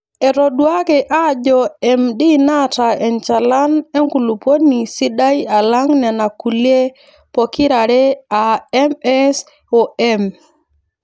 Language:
Masai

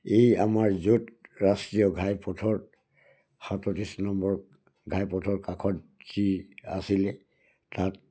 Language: Assamese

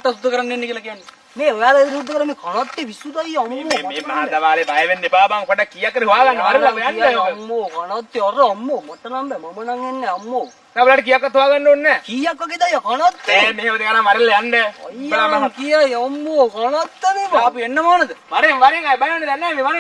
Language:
Sinhala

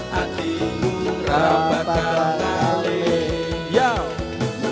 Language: Indonesian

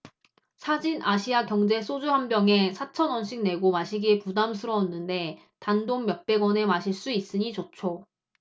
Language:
Korean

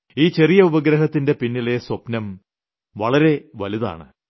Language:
Malayalam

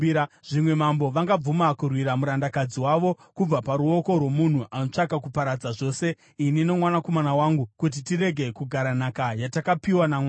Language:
Shona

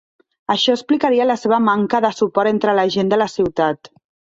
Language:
Catalan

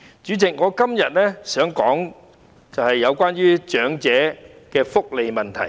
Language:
Cantonese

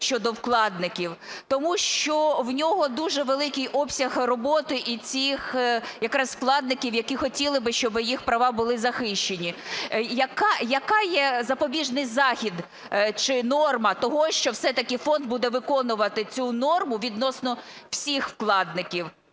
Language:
Ukrainian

